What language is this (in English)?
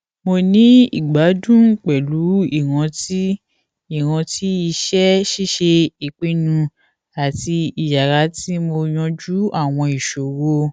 Yoruba